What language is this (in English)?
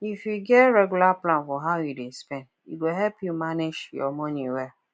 Nigerian Pidgin